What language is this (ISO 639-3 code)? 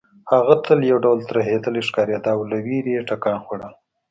pus